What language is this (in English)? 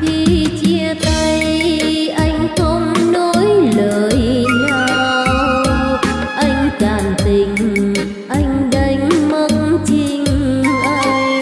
Vietnamese